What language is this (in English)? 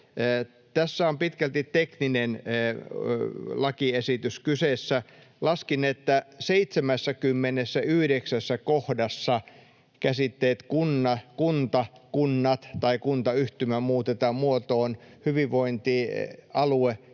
Finnish